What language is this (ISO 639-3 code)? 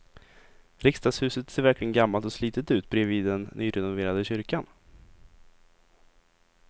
swe